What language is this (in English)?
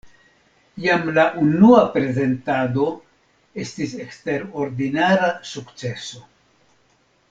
Esperanto